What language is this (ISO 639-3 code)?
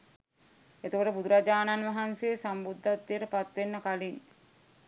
sin